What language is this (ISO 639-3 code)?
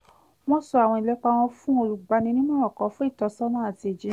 yor